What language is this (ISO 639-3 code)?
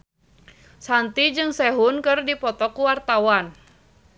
sun